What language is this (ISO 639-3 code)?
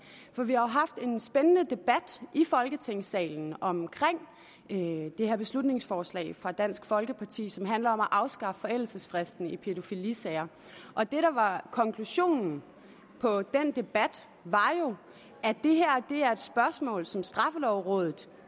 dan